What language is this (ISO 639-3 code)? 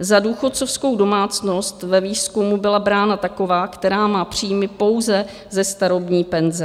ces